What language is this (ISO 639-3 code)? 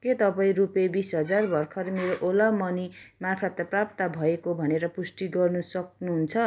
nep